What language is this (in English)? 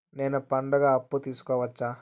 Telugu